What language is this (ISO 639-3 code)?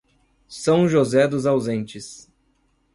por